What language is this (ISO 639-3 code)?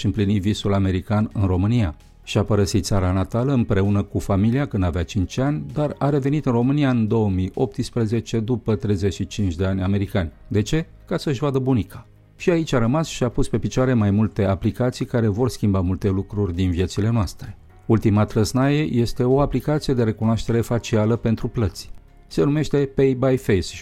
ron